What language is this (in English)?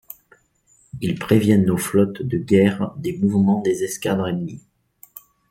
French